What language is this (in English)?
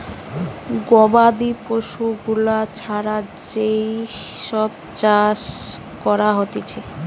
Bangla